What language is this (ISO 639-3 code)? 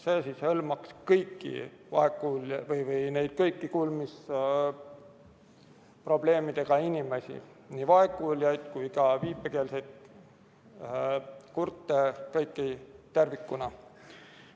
est